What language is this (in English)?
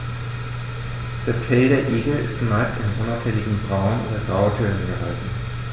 German